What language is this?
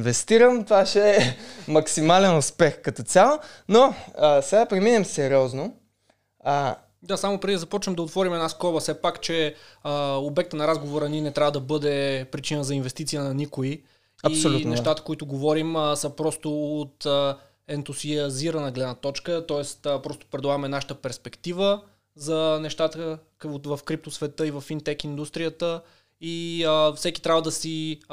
Bulgarian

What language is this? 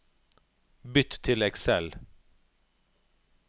Norwegian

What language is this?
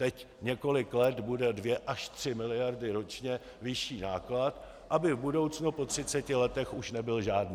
Czech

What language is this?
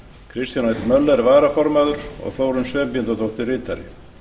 Icelandic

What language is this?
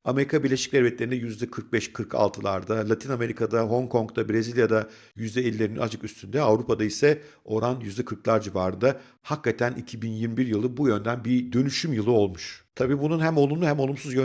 Turkish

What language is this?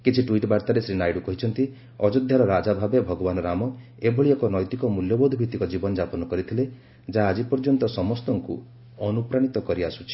Odia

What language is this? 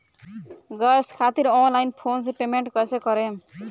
Bhojpuri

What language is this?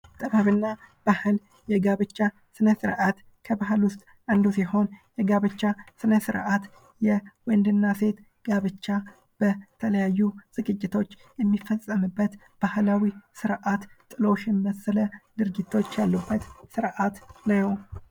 Amharic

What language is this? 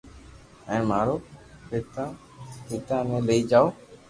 Loarki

